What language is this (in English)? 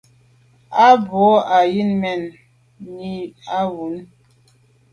Medumba